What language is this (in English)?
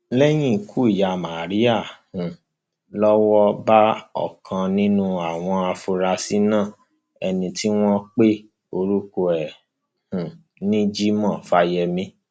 Yoruba